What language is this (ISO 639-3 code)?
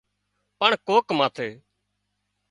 kxp